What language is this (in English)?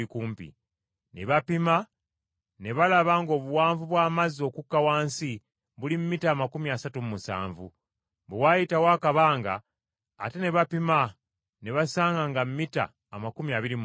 Ganda